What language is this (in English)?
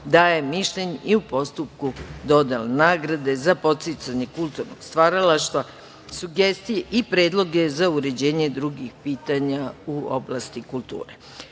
Serbian